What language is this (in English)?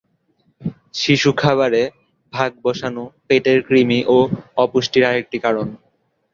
Bangla